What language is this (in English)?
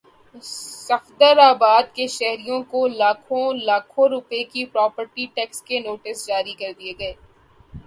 Urdu